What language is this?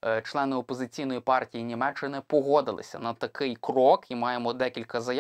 Ukrainian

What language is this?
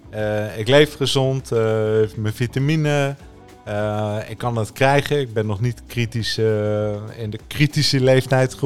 Dutch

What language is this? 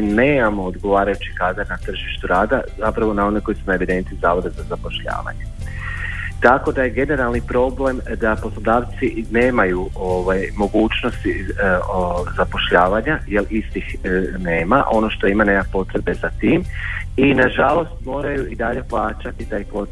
Croatian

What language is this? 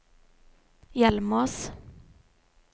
Norwegian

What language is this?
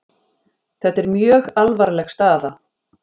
Icelandic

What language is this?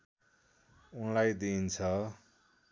Nepali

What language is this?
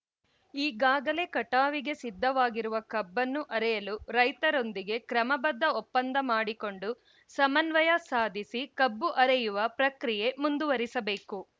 Kannada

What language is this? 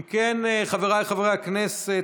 Hebrew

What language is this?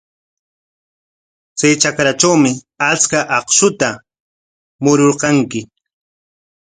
Corongo Ancash Quechua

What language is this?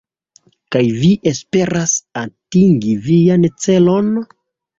Esperanto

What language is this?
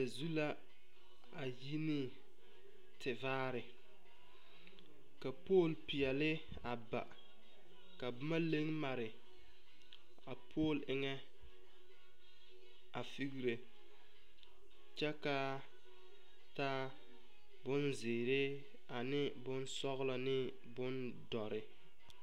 Southern Dagaare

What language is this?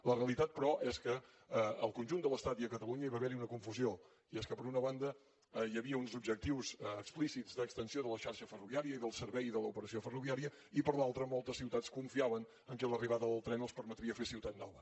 Catalan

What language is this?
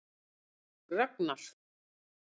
Icelandic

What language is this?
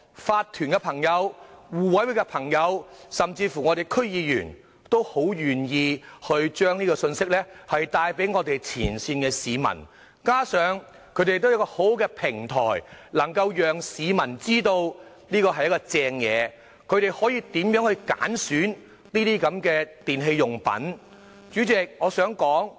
Cantonese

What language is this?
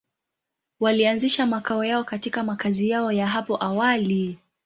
Swahili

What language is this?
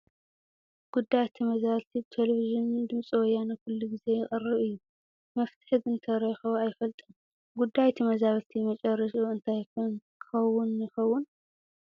Tigrinya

